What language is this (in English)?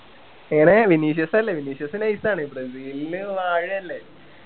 Malayalam